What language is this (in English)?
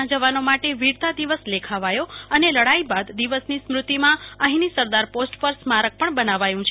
Gujarati